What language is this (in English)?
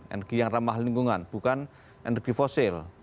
Indonesian